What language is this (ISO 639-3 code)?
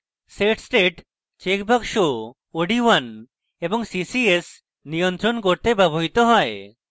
ben